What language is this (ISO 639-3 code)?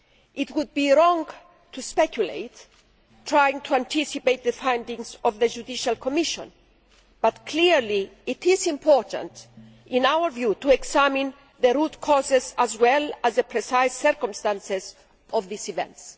eng